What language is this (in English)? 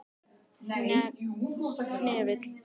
Icelandic